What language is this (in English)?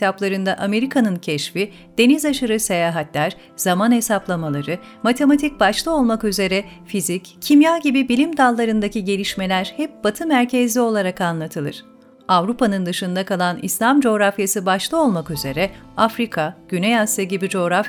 Turkish